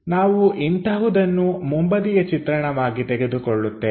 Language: Kannada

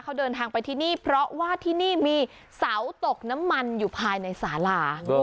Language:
Thai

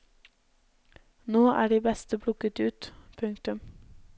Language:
Norwegian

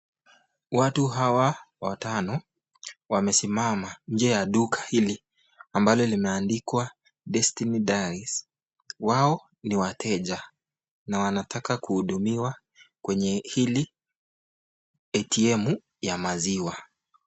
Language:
Swahili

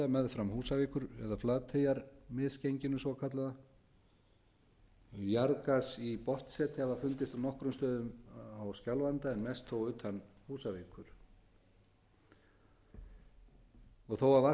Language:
Icelandic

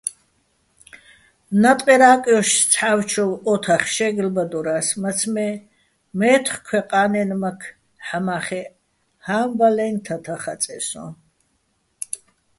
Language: Bats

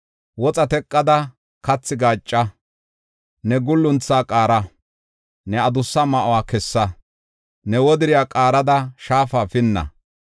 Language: Gofa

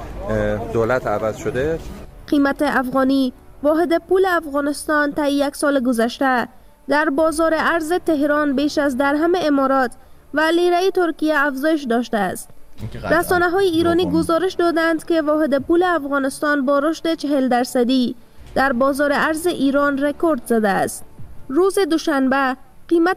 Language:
Persian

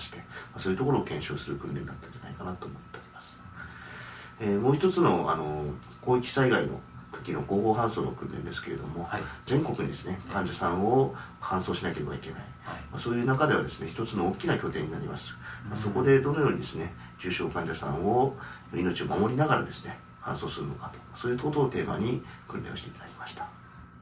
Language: Japanese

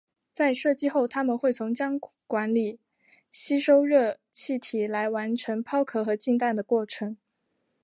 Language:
Chinese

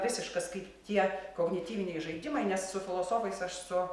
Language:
Lithuanian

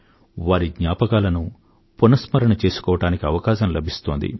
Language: Telugu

